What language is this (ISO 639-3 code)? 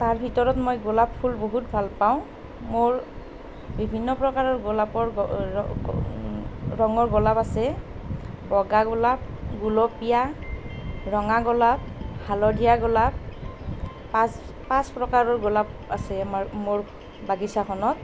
asm